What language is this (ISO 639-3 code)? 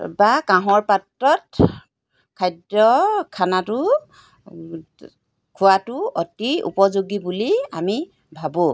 asm